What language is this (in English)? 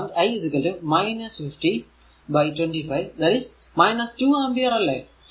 Malayalam